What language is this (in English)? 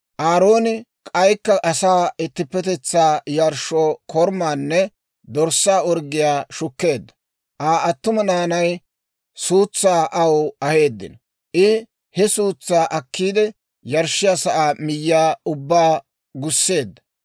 Dawro